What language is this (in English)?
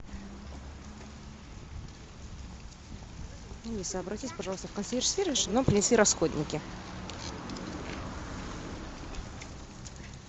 Russian